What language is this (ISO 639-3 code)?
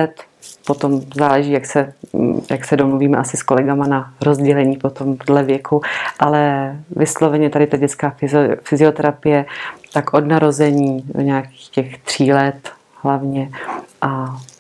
ces